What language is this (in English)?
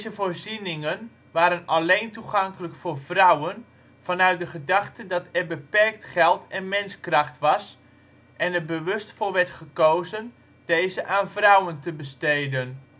Dutch